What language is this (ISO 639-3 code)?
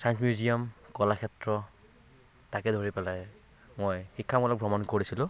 asm